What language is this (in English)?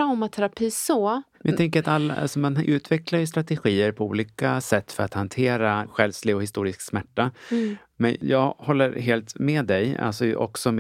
Swedish